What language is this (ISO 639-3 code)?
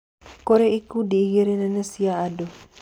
kik